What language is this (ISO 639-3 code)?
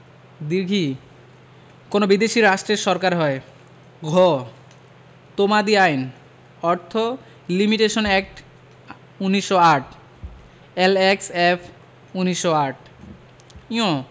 ben